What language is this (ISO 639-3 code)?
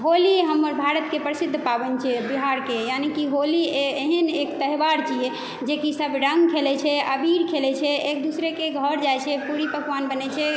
mai